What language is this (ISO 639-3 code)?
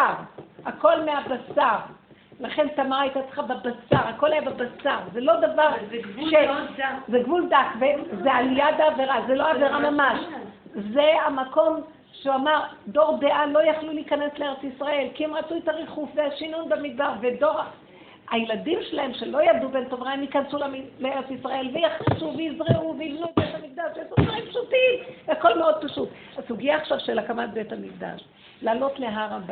heb